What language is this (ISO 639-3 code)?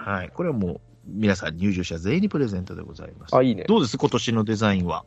jpn